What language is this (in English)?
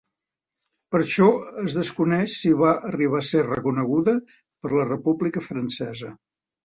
Catalan